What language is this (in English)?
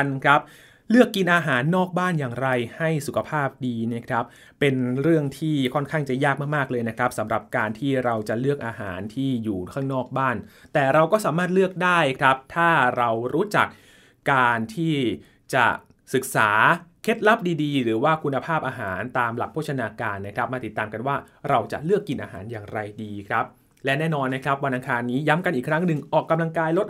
Thai